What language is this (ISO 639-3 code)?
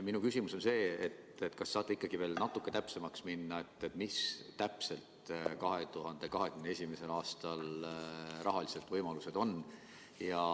est